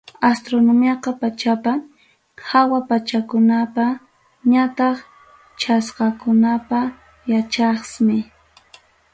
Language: Ayacucho Quechua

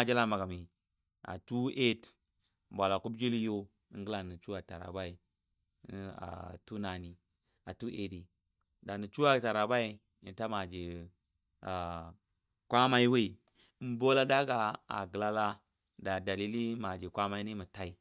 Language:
Dadiya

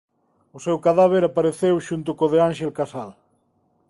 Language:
Galician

